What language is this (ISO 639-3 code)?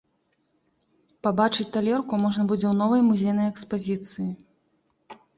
bel